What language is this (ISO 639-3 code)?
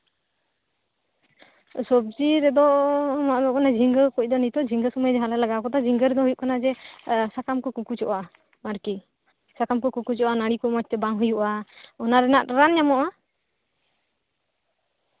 sat